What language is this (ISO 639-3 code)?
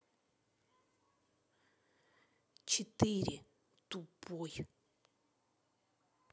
rus